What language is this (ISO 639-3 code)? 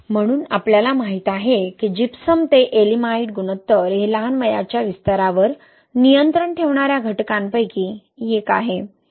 mar